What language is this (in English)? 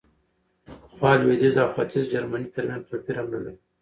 Pashto